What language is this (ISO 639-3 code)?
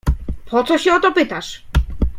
pol